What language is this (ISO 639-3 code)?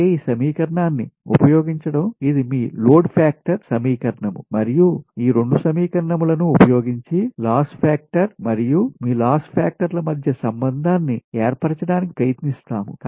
tel